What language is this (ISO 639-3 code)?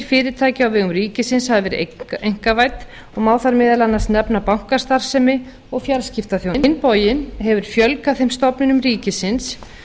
isl